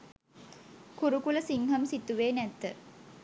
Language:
Sinhala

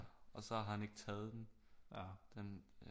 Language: Danish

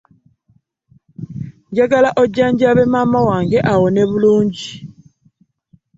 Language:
Ganda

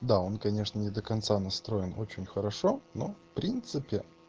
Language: Russian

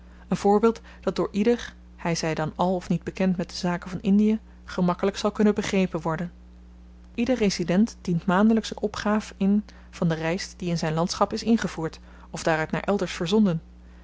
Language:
Dutch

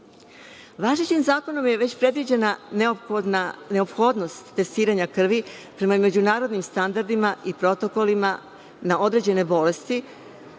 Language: Serbian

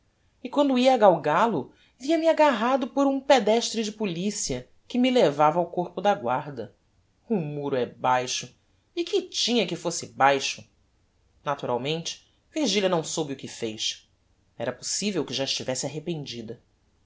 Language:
Portuguese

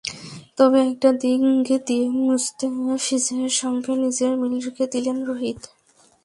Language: Bangla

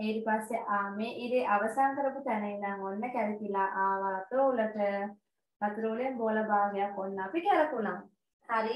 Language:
Thai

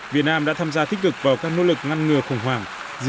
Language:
Vietnamese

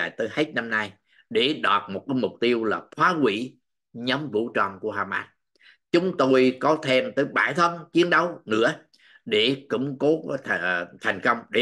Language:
Vietnamese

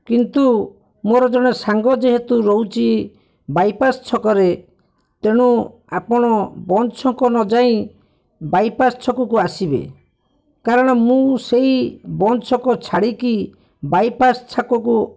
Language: Odia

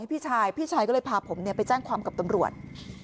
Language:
Thai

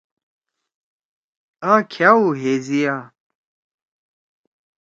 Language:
Torwali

